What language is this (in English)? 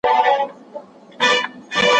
Pashto